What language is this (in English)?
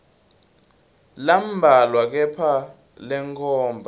Swati